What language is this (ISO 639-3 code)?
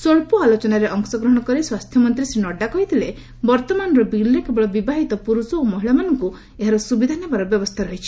ori